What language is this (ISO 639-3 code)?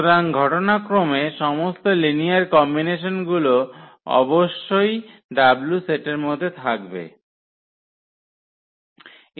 ben